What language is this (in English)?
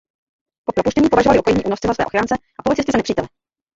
Czech